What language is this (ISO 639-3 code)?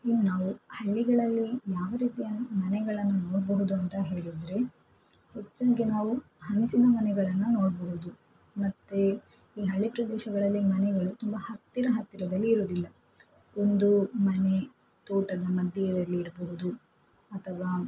kan